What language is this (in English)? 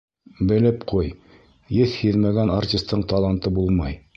Bashkir